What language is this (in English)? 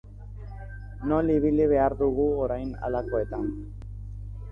Basque